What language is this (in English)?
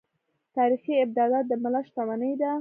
Pashto